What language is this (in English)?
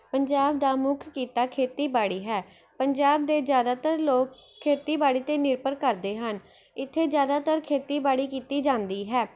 Punjabi